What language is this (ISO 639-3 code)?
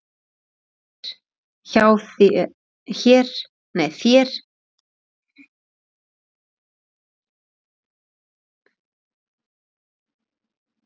isl